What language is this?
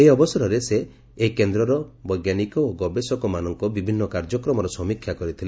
Odia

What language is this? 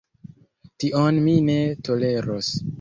Esperanto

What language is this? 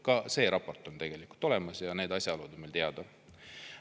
Estonian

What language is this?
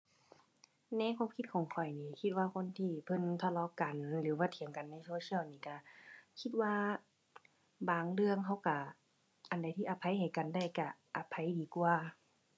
Thai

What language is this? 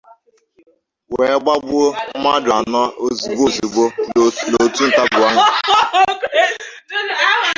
Igbo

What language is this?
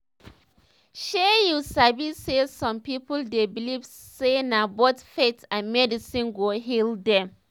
Nigerian Pidgin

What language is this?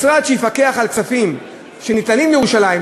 Hebrew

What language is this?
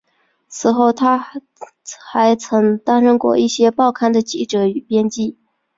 Chinese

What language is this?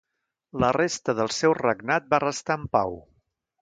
Catalan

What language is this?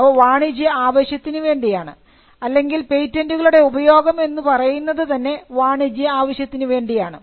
Malayalam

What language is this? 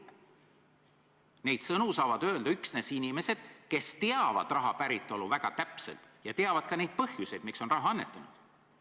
Estonian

